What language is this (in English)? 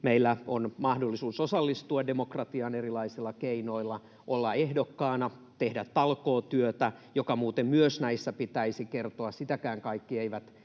Finnish